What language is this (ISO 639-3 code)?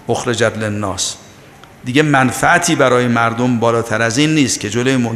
fas